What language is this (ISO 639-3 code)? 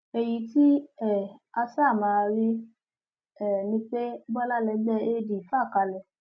yor